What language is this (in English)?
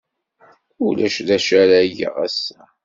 Kabyle